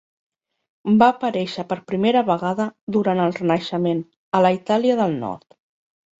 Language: Catalan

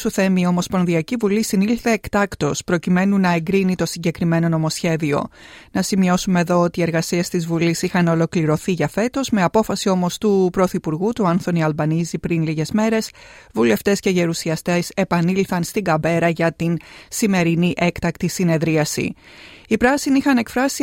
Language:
Greek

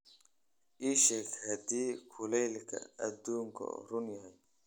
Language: Somali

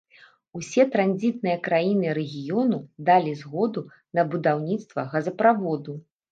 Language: Belarusian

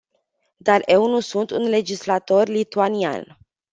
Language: Romanian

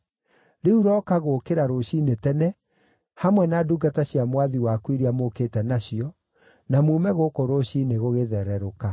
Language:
Kikuyu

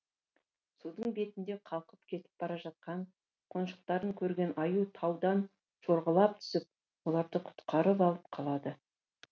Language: Kazakh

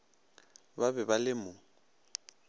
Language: Northern Sotho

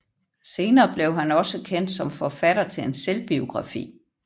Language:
Danish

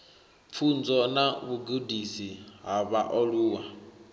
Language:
Venda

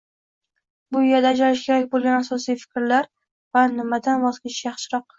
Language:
Uzbek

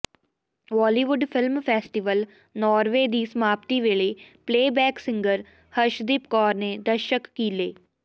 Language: Punjabi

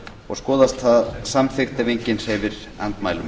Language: Icelandic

